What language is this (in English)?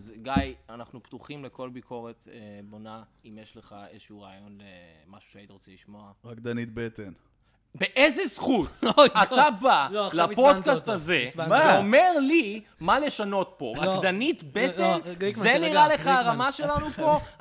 Hebrew